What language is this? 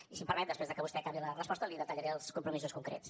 Catalan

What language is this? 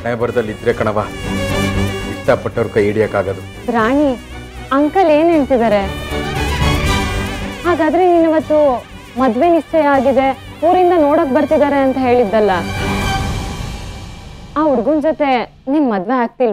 Romanian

